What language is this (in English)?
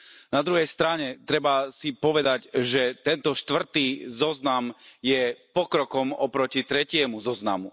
Slovak